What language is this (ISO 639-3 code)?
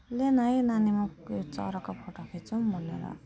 nep